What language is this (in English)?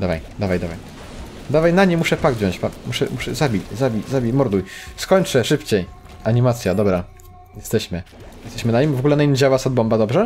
Polish